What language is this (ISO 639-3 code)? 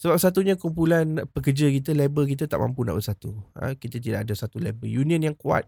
msa